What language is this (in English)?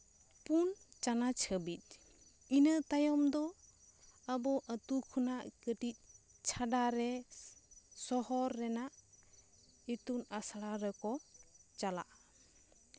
Santali